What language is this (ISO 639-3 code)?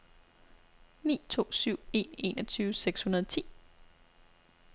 dan